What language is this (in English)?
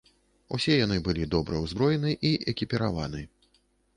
Belarusian